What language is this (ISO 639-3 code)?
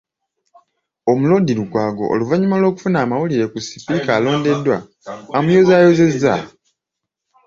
lug